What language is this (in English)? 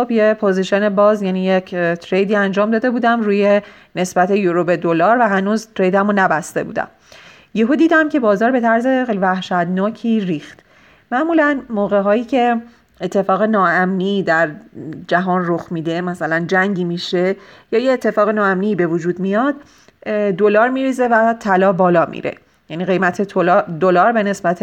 Persian